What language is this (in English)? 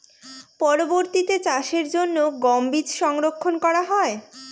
Bangla